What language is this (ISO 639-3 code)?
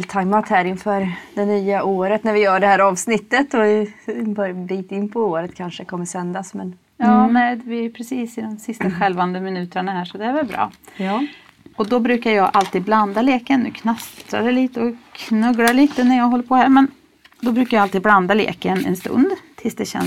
swe